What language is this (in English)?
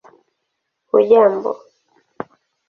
Swahili